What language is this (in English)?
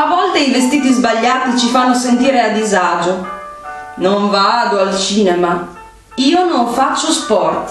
Italian